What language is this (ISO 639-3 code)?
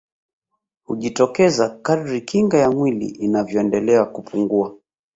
swa